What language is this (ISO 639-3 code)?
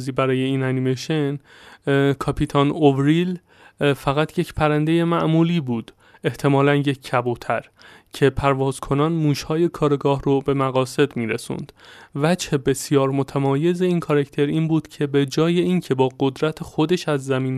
fas